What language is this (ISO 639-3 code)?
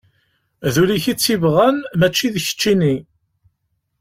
kab